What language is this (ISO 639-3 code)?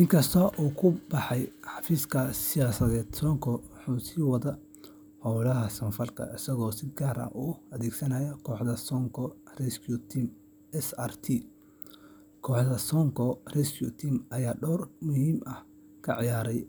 som